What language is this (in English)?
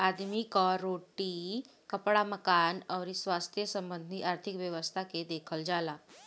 Bhojpuri